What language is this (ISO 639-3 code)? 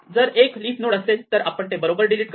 mar